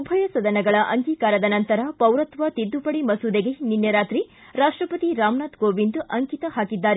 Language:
Kannada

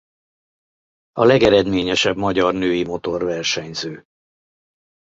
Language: Hungarian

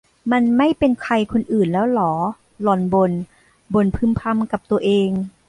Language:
Thai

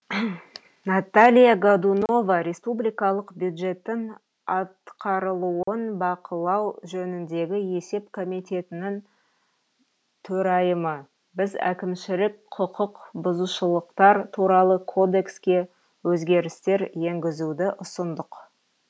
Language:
Kazakh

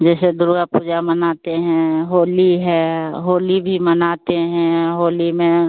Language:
Hindi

